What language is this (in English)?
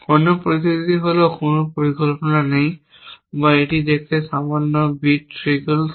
Bangla